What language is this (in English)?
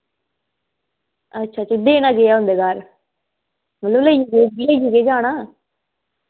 Dogri